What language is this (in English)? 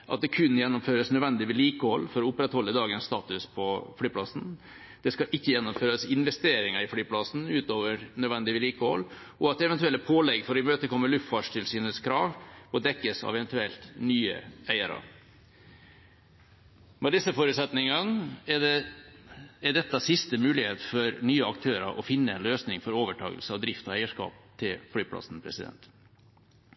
Norwegian Bokmål